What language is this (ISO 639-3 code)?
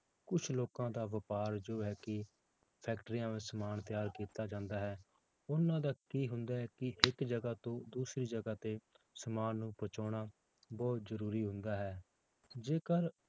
pan